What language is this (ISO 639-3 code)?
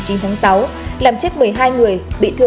vie